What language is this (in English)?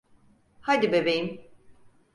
Turkish